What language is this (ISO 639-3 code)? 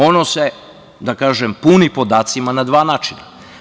srp